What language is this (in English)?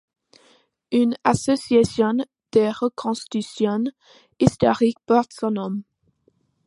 French